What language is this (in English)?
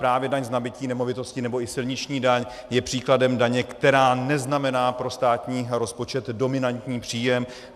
Czech